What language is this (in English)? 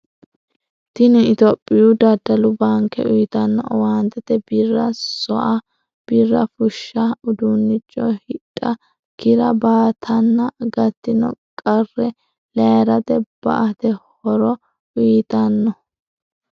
Sidamo